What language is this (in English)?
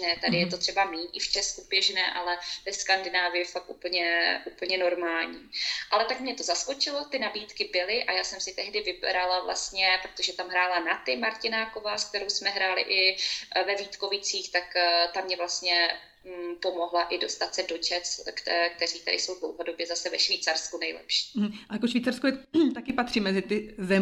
Czech